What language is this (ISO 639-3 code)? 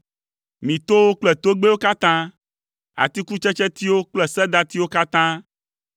ewe